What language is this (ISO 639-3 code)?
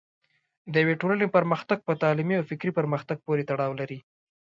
pus